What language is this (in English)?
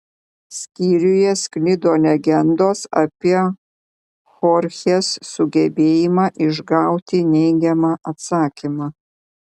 Lithuanian